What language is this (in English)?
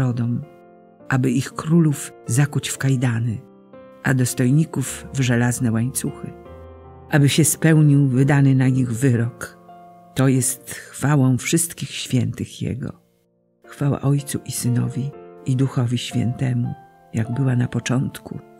Polish